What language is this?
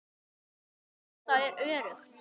Icelandic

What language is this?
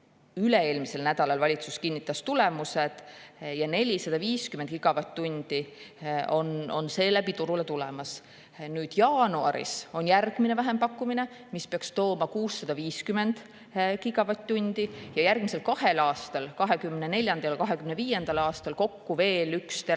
Estonian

